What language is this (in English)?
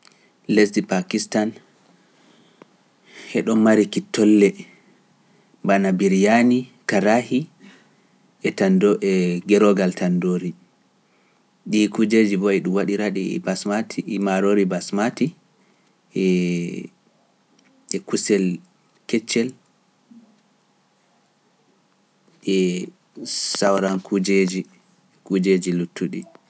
Pular